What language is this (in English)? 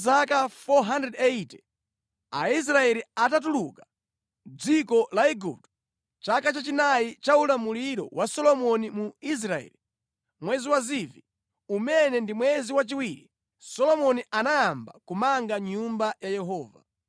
Nyanja